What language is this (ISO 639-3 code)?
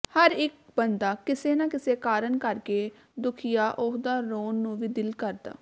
pan